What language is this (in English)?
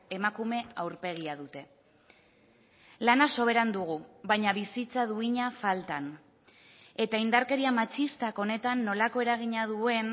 Basque